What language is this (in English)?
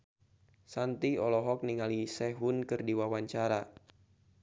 Sundanese